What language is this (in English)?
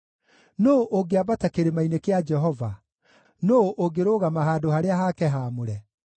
Kikuyu